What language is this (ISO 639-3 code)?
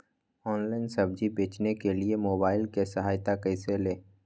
mag